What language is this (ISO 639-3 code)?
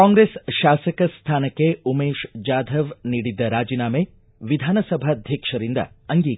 kan